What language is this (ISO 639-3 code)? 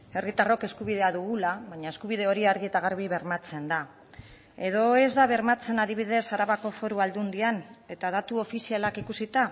eus